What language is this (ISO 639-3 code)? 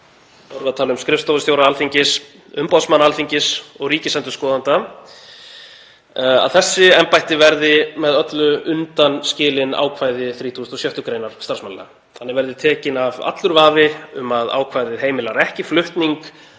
isl